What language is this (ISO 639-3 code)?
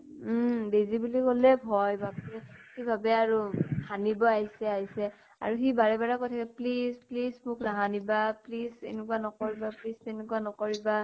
asm